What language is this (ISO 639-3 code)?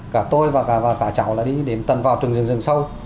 vie